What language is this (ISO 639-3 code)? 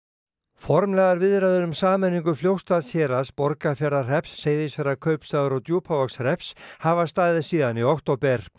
isl